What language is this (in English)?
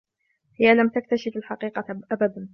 Arabic